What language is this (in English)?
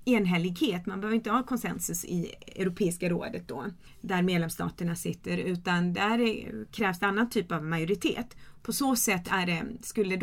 Swedish